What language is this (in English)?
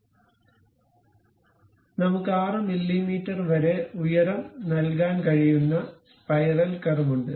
Malayalam